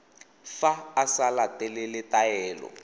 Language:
Tswana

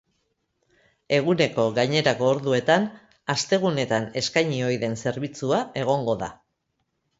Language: Basque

